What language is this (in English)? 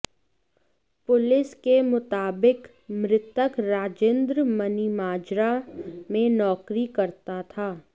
Hindi